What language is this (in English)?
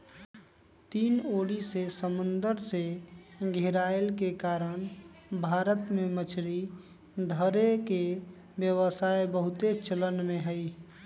Magahi